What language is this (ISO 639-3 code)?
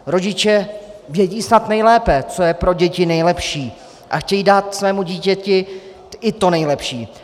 ces